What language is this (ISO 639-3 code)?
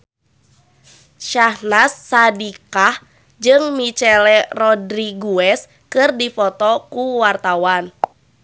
sun